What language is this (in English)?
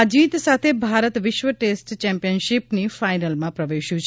Gujarati